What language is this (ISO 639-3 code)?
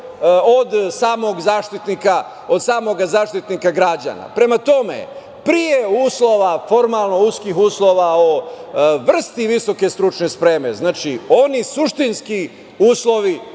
srp